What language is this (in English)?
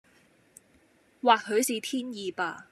Cantonese